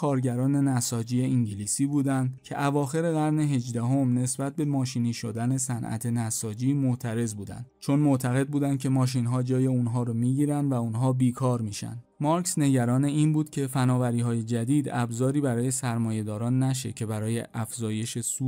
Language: Persian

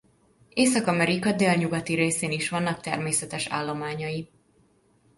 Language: Hungarian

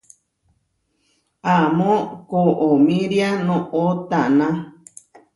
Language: Huarijio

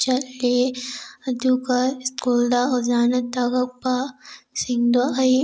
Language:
Manipuri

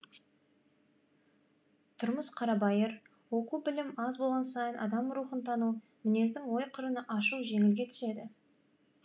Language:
Kazakh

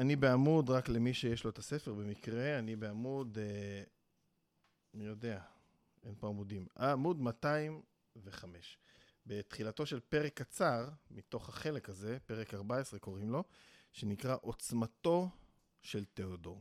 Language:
Hebrew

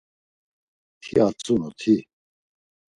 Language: Laz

